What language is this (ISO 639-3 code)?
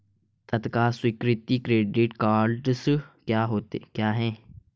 hin